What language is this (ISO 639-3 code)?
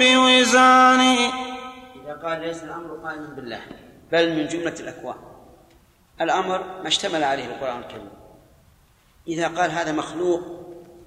ara